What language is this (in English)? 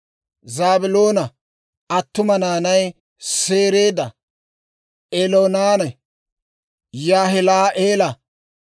Dawro